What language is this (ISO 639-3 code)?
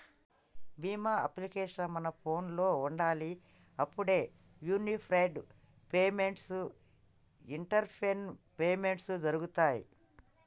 tel